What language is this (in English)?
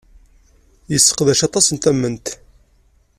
Kabyle